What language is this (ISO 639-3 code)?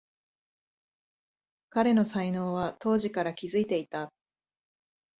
jpn